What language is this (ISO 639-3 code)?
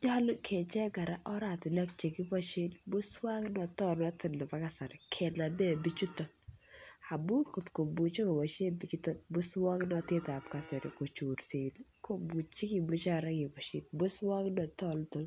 kln